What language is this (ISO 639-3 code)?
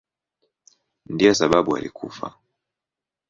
swa